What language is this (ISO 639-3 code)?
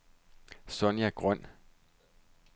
dan